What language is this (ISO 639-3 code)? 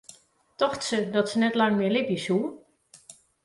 fry